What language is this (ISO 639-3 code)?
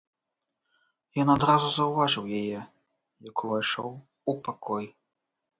bel